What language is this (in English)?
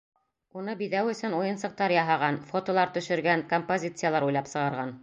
Bashkir